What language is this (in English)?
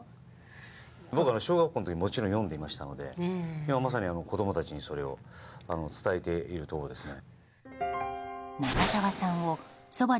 Japanese